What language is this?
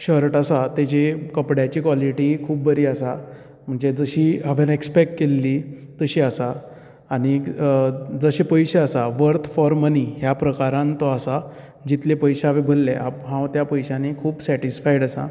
Konkani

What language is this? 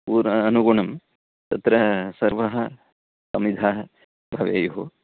Sanskrit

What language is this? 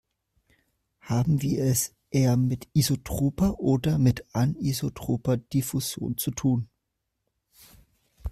German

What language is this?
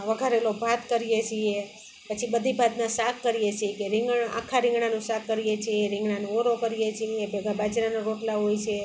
Gujarati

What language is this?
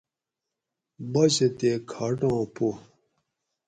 Gawri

